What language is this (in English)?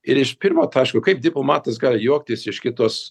Lithuanian